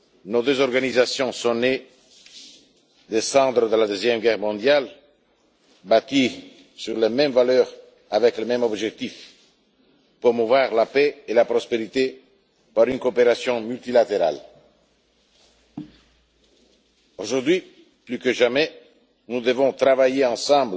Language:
French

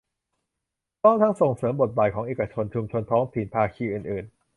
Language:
Thai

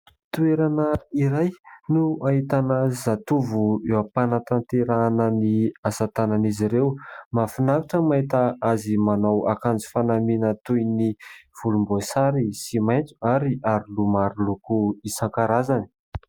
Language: Malagasy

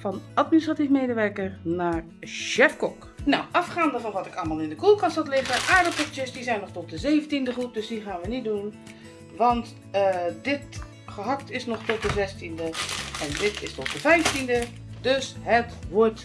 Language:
Dutch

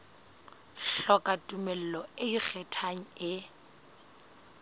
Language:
Southern Sotho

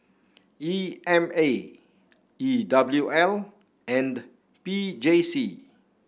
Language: English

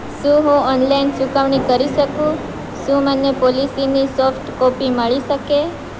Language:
Gujarati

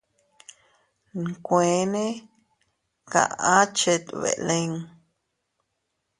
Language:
Teutila Cuicatec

